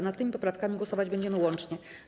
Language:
Polish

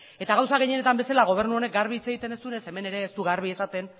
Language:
Basque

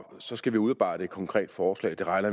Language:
Danish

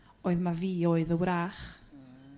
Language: Welsh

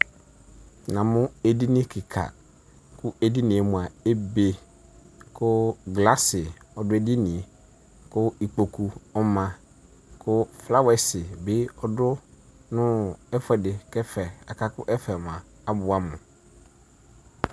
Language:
Ikposo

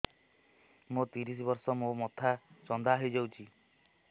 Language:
Odia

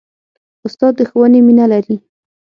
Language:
Pashto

